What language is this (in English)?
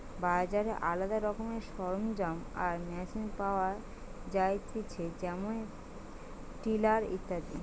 Bangla